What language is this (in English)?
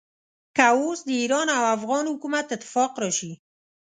Pashto